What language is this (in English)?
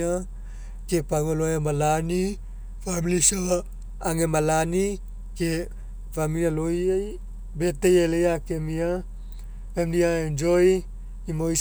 Mekeo